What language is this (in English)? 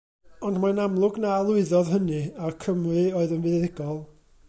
Welsh